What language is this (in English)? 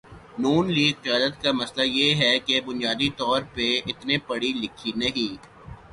Urdu